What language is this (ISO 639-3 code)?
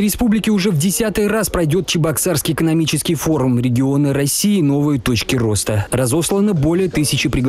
rus